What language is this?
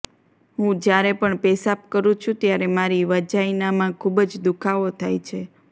Gujarati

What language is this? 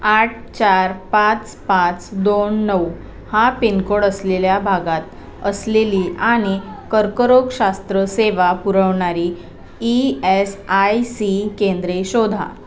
Marathi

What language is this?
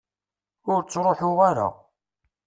Kabyle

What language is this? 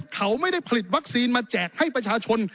Thai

